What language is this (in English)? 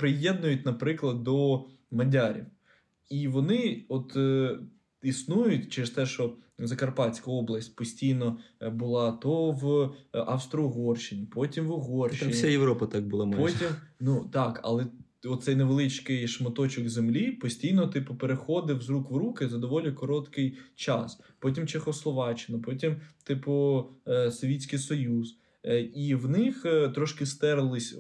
Ukrainian